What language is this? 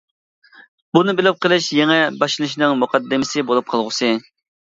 Uyghur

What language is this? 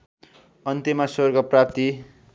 Nepali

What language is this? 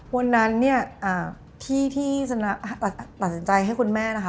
Thai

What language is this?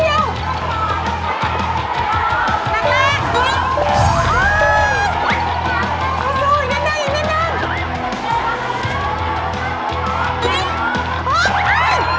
Thai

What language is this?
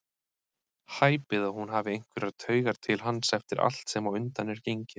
Icelandic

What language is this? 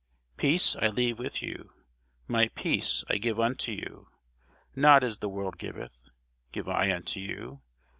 English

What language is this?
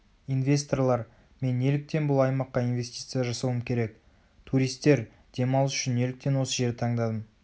Kazakh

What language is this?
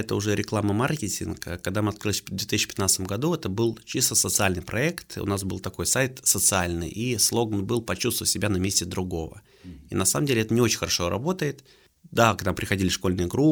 Russian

